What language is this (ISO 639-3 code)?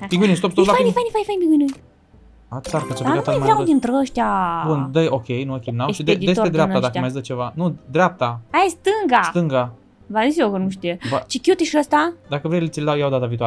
ron